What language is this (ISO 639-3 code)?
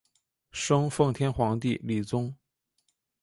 zho